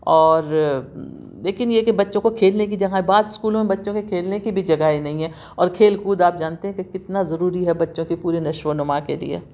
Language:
Urdu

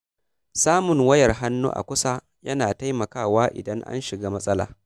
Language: Hausa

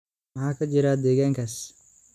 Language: Somali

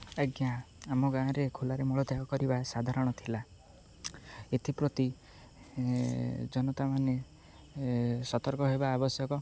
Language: Odia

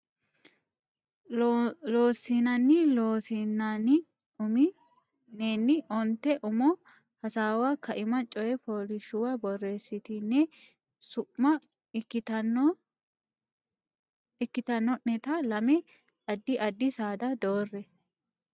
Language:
Sidamo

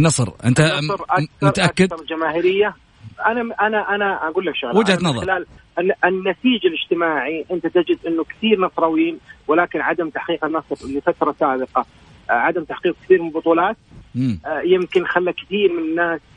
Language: Arabic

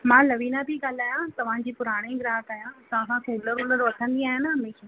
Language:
Sindhi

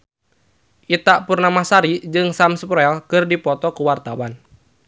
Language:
Sundanese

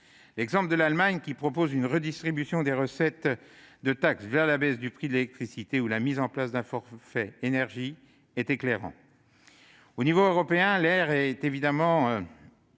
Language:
French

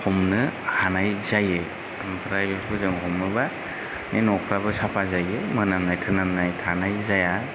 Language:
Bodo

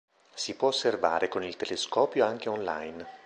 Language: Italian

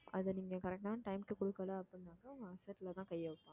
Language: Tamil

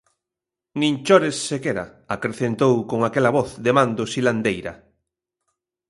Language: Galician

